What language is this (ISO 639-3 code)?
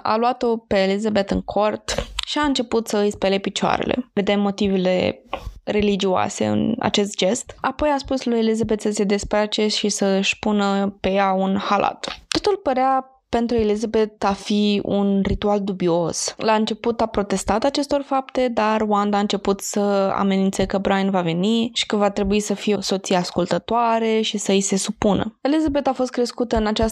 ron